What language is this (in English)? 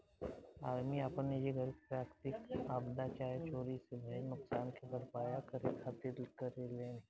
Bhojpuri